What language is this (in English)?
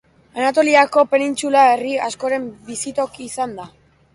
Basque